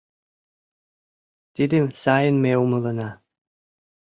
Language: Mari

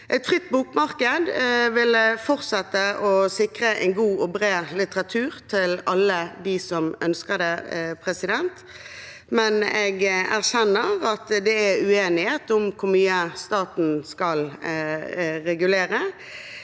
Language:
Norwegian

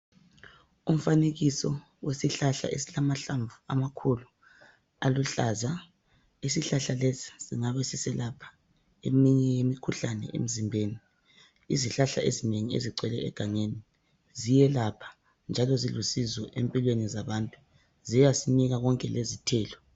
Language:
North Ndebele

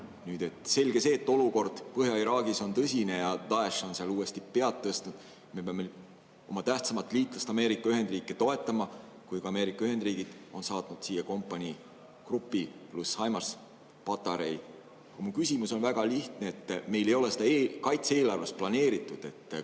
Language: Estonian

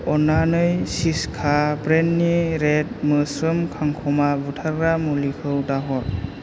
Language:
Bodo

